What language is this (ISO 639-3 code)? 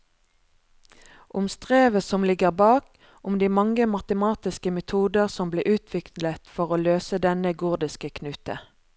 nor